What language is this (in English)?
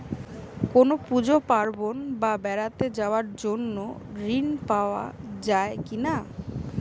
Bangla